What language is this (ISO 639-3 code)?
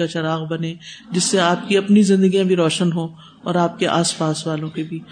urd